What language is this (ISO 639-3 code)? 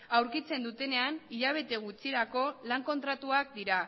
eus